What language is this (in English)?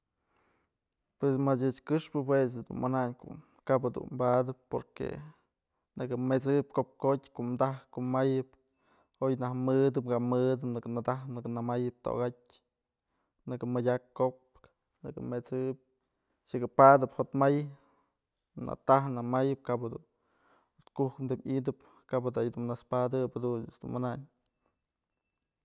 Mazatlán Mixe